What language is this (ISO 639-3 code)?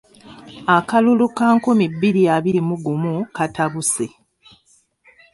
lug